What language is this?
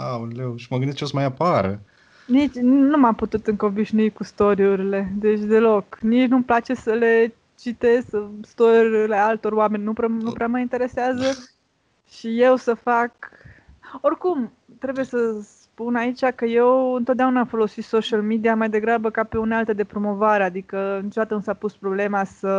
Romanian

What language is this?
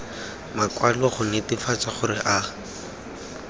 Tswana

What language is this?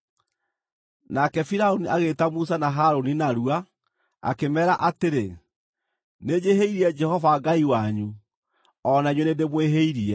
Kikuyu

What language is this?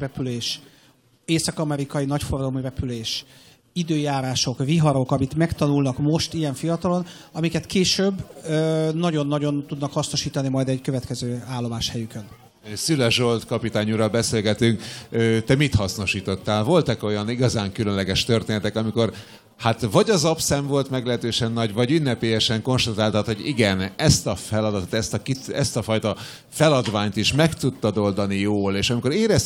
Hungarian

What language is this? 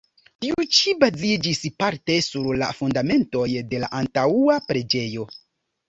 Esperanto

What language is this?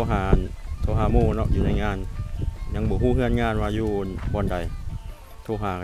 Thai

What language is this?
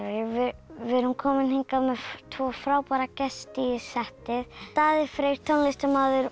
Icelandic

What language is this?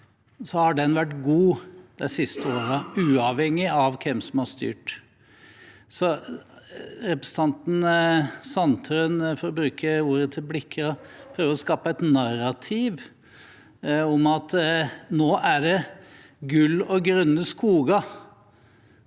Norwegian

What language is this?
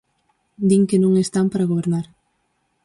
Galician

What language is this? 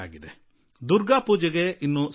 Kannada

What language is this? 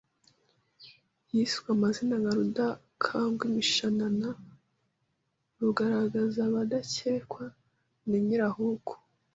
Kinyarwanda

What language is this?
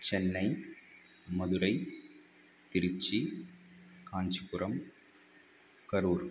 Sanskrit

